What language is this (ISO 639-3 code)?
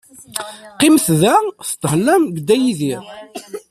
kab